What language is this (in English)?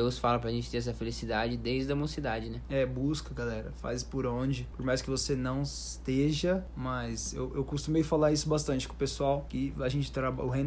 Portuguese